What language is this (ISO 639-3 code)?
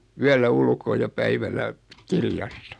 fin